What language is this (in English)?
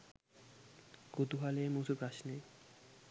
Sinhala